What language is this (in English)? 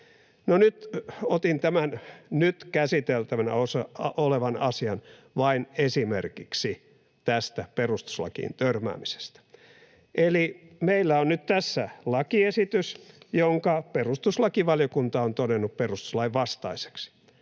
Finnish